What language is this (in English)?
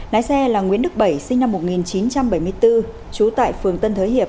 Vietnamese